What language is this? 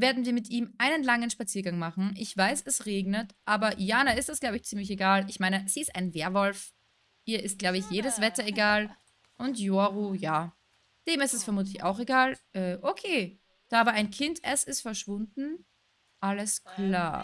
German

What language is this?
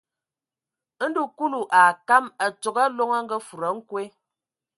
Ewondo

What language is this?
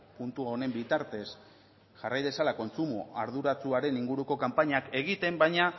Basque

